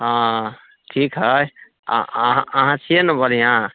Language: Maithili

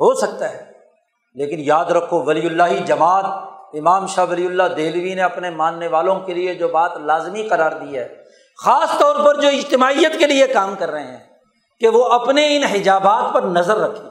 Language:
Urdu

